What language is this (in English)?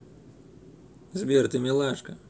Russian